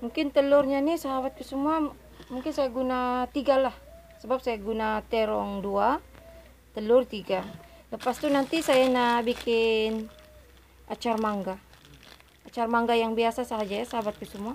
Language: Indonesian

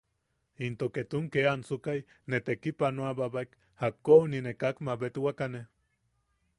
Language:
Yaqui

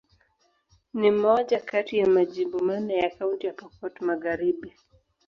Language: Swahili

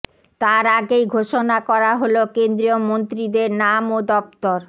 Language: Bangla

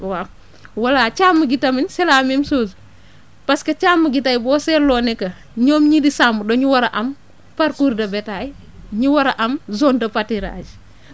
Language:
Wolof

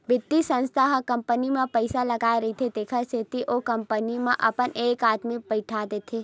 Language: Chhattisgarhi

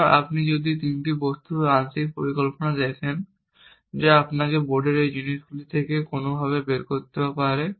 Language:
Bangla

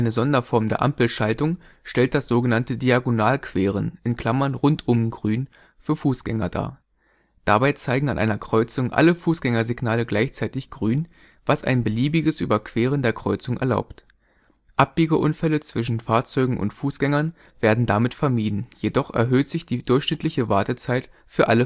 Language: German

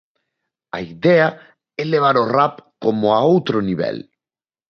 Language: Galician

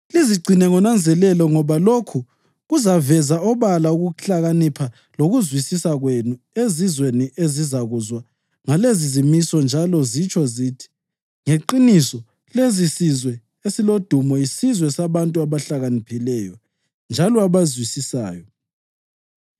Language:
North Ndebele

